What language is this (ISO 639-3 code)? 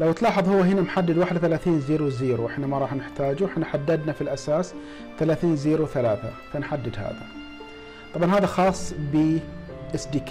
ara